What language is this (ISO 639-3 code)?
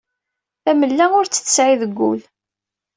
kab